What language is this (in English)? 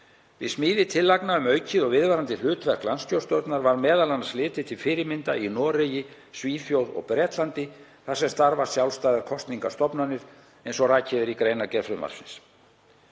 Icelandic